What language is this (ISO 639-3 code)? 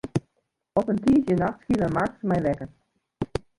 fry